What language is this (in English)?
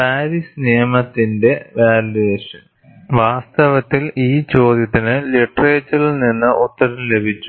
Malayalam